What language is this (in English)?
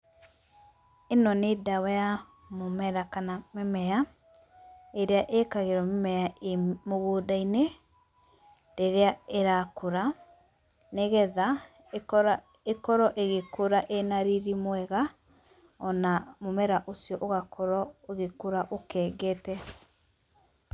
Kikuyu